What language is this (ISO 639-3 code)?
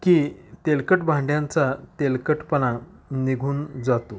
mar